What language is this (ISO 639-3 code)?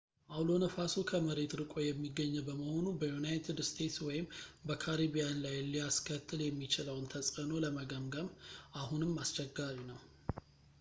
amh